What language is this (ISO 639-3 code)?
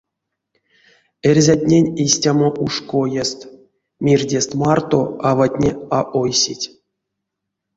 myv